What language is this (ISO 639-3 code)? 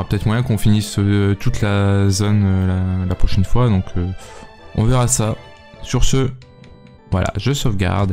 fra